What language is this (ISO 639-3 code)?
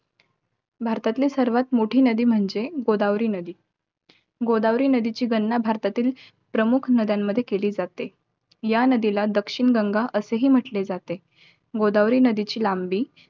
mar